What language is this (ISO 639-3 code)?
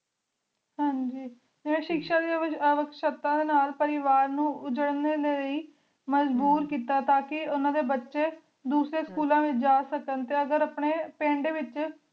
pan